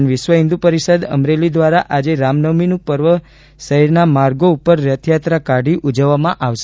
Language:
Gujarati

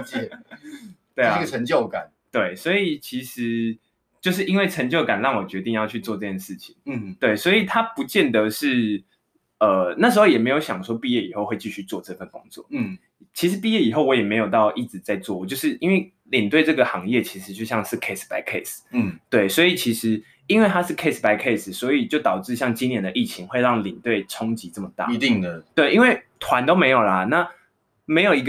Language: Chinese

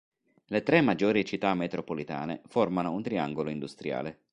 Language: Italian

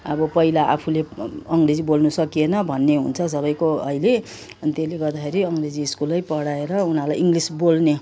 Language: Nepali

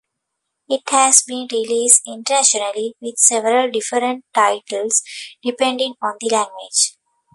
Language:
English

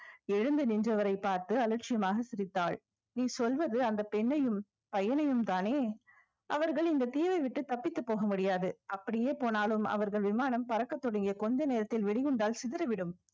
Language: Tamil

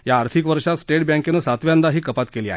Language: Marathi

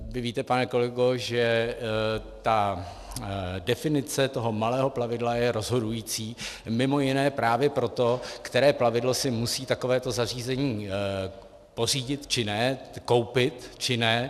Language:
Czech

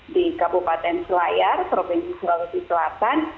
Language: Indonesian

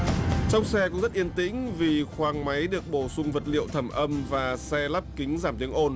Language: Vietnamese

